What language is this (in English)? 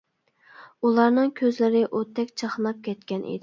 Uyghur